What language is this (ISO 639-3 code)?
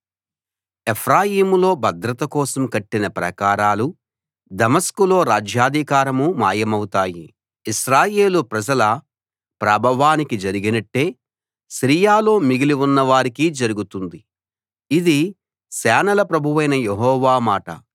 tel